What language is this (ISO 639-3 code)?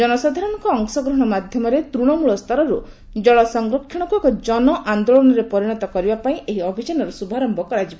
ori